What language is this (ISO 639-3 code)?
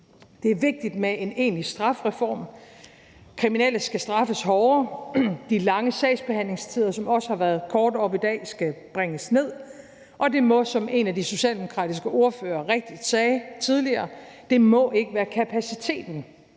dan